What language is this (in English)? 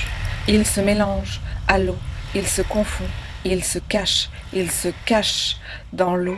French